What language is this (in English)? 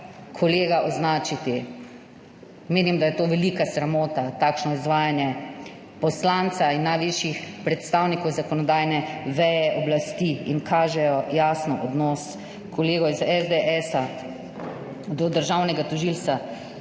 Slovenian